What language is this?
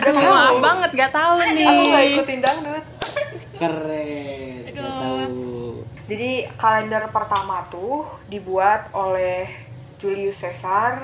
Indonesian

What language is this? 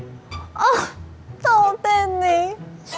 Vietnamese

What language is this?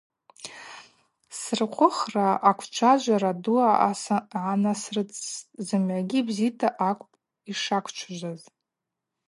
Abaza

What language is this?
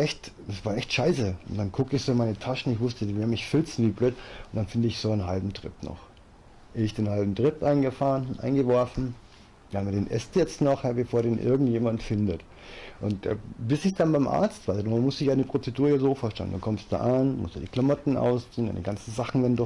German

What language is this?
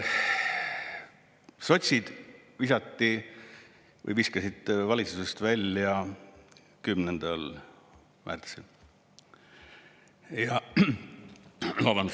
Estonian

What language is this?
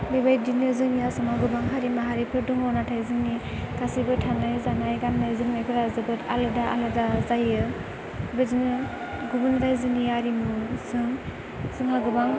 Bodo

